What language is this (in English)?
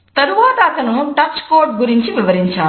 Telugu